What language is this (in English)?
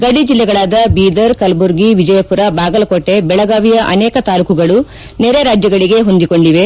Kannada